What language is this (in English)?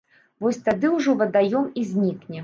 Belarusian